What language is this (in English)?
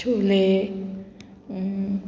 Konkani